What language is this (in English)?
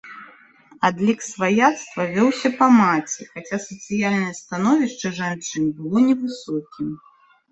Belarusian